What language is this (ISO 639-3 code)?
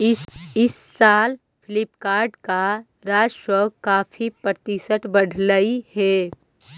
mag